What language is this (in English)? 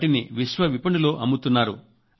Telugu